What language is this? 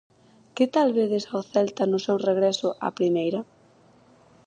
Galician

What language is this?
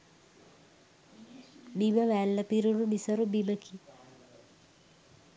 Sinhala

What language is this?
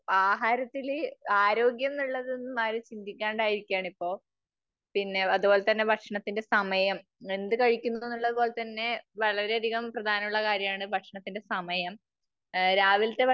Malayalam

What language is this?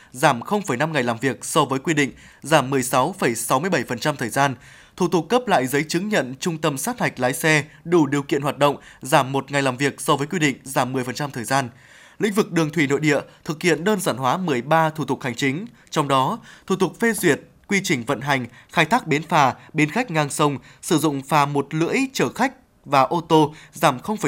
Vietnamese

